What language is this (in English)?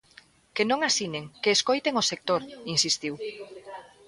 Galician